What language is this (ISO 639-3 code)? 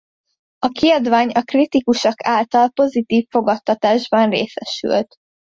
hun